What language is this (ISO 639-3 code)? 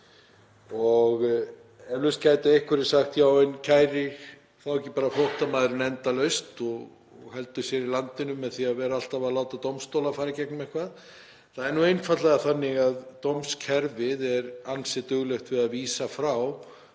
isl